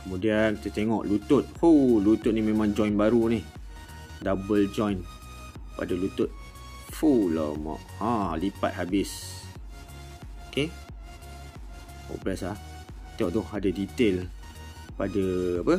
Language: Malay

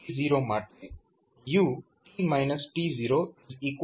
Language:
Gujarati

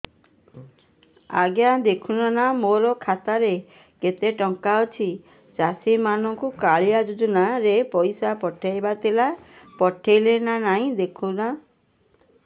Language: Odia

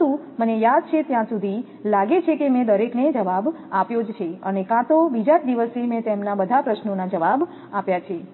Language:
Gujarati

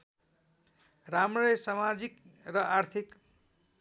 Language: Nepali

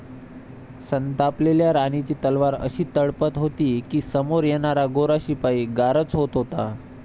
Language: Marathi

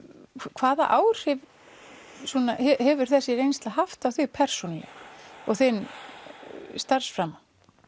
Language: Icelandic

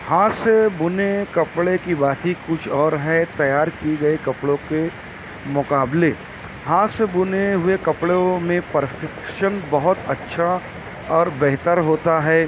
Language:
Urdu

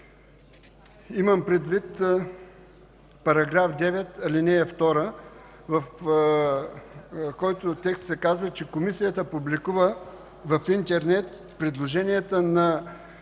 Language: Bulgarian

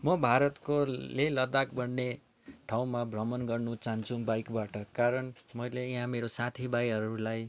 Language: Nepali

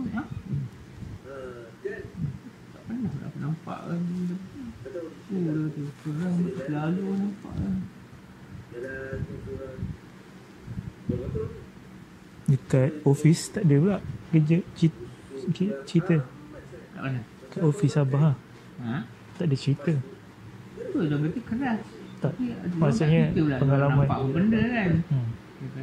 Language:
Malay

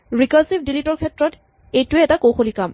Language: Assamese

